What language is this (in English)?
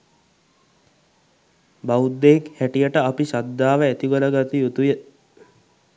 Sinhala